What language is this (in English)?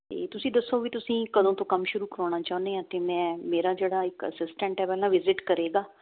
Punjabi